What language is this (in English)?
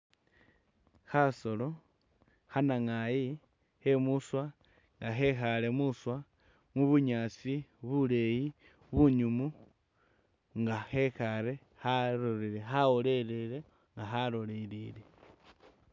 Masaaba